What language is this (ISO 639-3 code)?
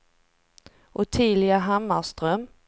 swe